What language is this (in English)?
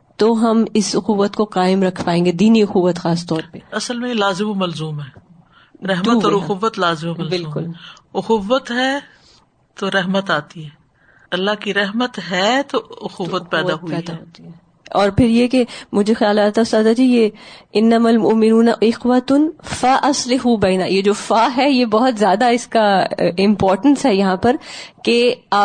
Urdu